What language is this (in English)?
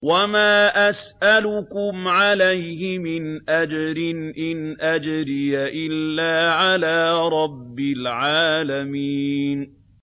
Arabic